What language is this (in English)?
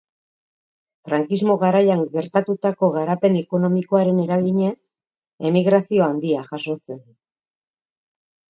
Basque